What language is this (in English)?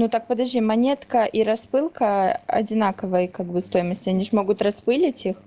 Russian